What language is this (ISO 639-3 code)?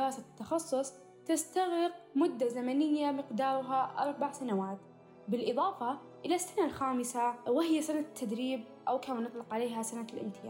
ara